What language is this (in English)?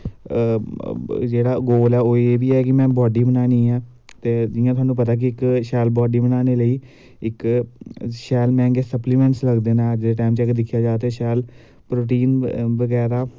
Dogri